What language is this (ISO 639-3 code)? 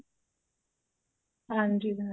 pan